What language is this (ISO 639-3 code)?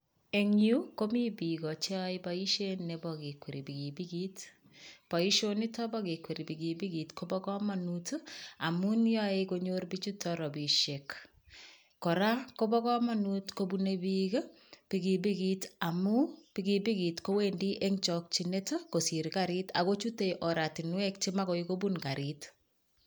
kln